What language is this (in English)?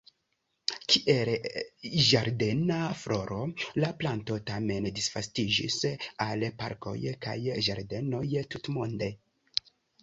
Esperanto